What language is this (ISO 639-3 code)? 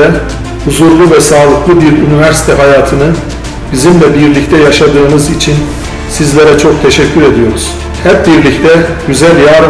tur